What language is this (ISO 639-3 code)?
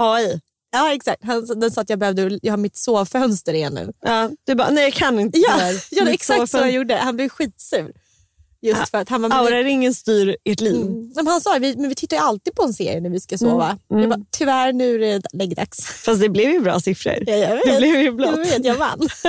swe